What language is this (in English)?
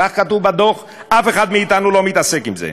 Hebrew